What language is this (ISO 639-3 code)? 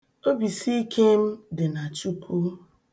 ibo